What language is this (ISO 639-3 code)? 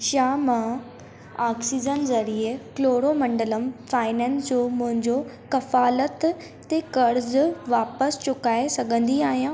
snd